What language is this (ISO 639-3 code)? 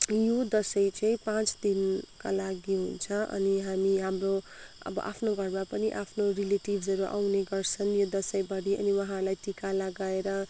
nep